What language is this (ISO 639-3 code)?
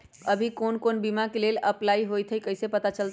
mag